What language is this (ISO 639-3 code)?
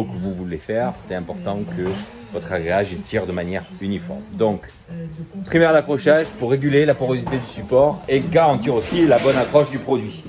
fra